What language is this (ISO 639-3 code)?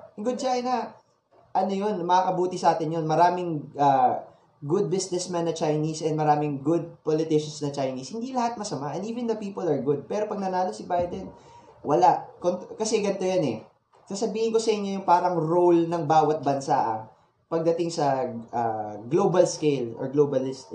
fil